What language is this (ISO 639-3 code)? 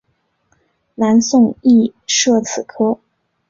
zho